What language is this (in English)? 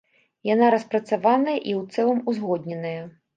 Belarusian